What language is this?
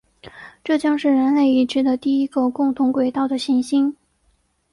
Chinese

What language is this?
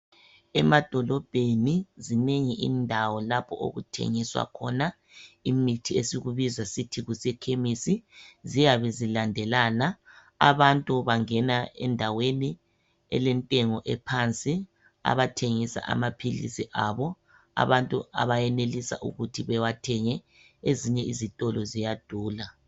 North Ndebele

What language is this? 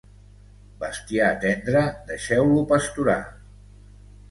Catalan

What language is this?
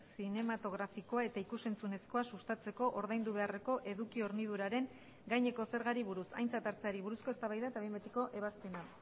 Basque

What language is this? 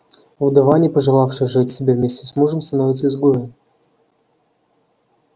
Russian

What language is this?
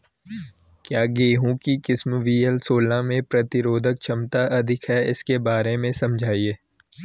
Hindi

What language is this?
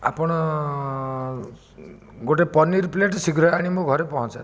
Odia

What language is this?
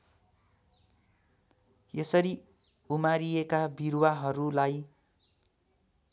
Nepali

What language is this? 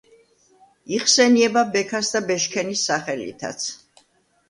Georgian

